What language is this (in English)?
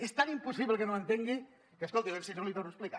Catalan